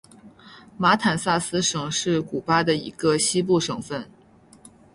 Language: Chinese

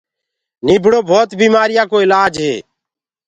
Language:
Gurgula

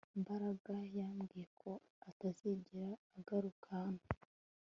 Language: Kinyarwanda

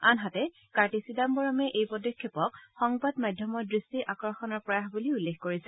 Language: Assamese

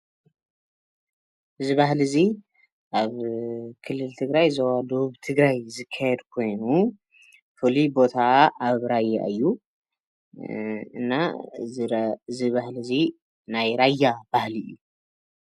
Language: Tigrinya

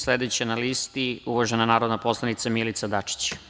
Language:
Serbian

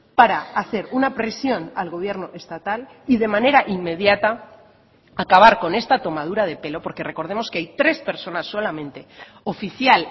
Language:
Spanish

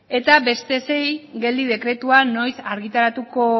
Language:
Basque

